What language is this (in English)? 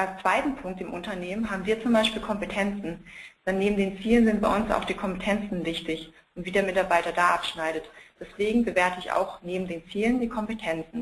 German